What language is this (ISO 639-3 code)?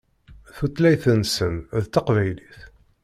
kab